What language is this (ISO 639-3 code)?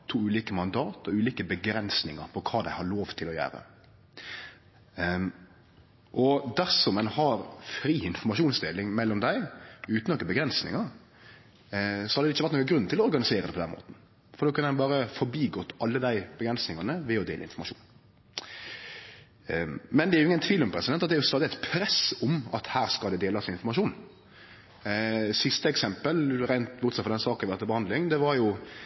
nno